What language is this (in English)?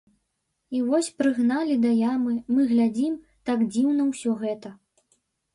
Belarusian